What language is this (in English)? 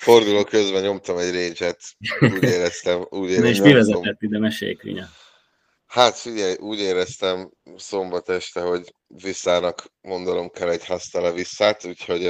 Hungarian